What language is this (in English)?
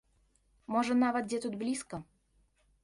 Belarusian